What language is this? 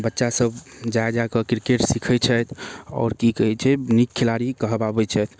Maithili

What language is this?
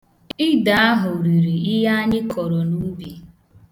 Igbo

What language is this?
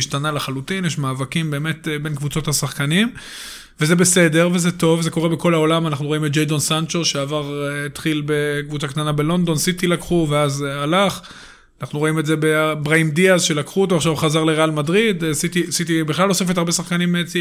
Hebrew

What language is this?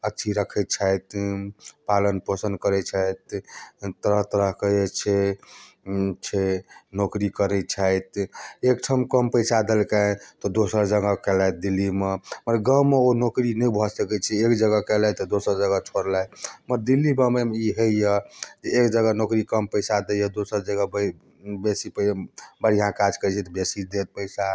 Maithili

